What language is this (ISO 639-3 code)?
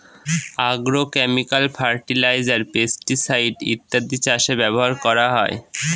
ben